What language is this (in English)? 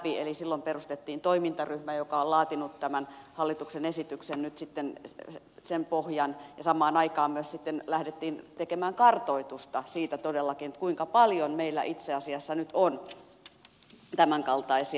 Finnish